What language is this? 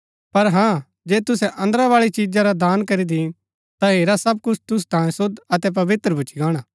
Gaddi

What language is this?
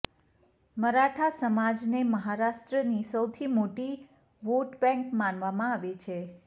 Gujarati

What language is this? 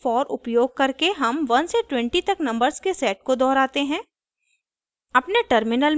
Hindi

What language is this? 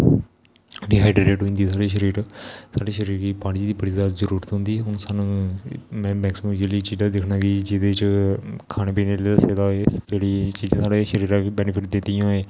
Dogri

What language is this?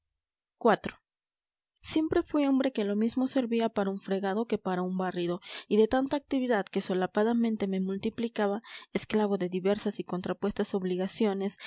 Spanish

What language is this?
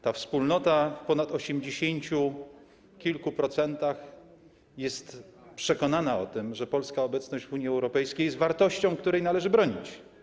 Polish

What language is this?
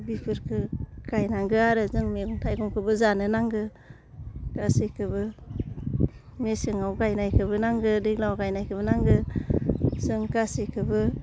Bodo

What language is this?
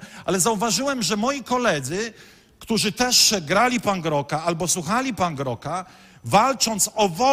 Polish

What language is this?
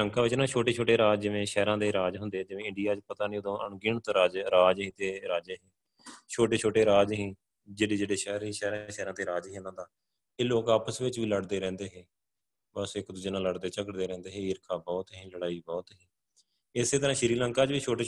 Punjabi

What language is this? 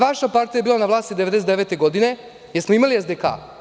Serbian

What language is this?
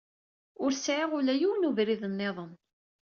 Kabyle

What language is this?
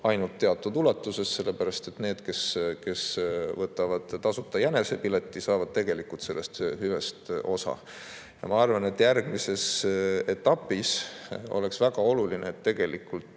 Estonian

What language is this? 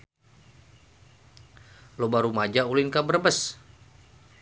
Sundanese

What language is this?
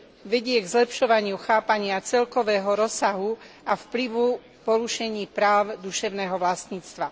Slovak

